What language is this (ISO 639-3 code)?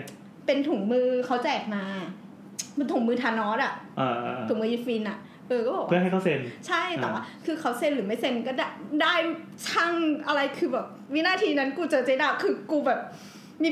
tha